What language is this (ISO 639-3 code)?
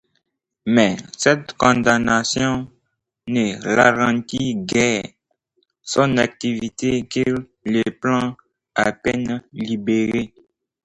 fra